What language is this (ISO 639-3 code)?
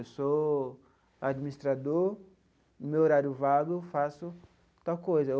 por